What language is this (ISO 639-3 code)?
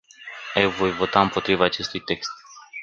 ron